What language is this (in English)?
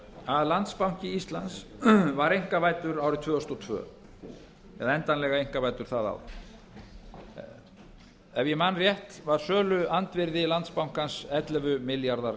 Icelandic